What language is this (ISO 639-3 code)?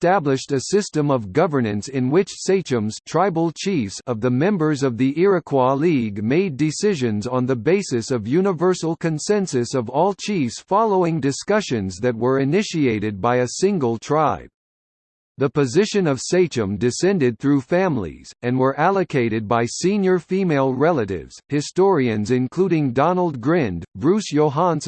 eng